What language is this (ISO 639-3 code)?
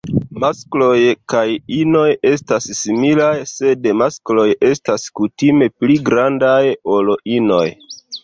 epo